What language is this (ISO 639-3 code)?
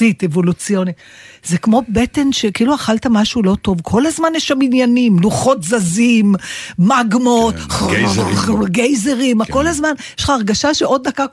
heb